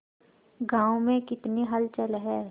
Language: Hindi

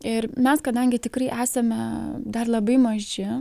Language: Lithuanian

